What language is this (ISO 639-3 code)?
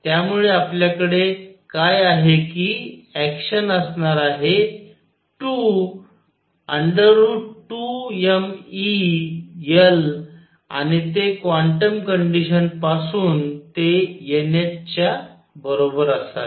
mar